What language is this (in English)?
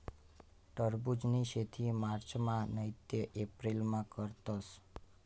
Marathi